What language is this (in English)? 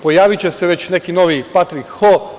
Serbian